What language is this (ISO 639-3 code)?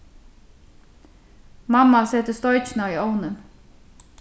fao